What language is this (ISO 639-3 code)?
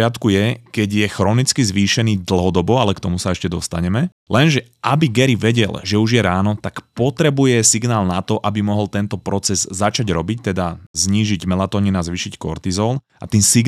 slk